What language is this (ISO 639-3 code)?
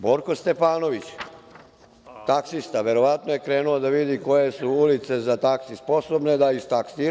srp